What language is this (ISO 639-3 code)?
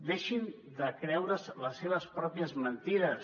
cat